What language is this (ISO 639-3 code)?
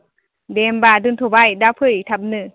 brx